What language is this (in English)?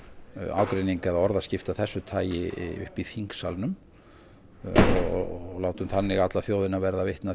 Icelandic